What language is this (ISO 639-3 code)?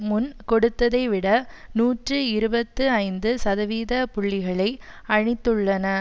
tam